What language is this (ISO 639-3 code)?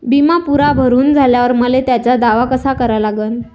mar